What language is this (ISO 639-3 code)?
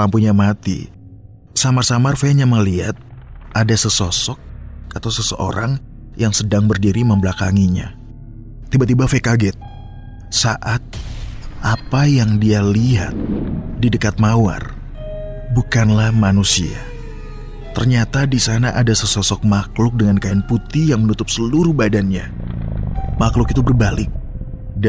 ind